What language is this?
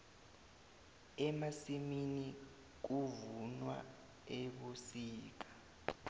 South Ndebele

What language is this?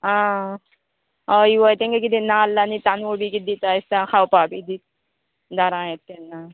Konkani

